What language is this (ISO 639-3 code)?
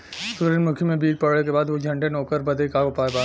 bho